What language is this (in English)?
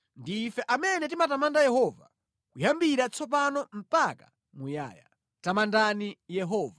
Nyanja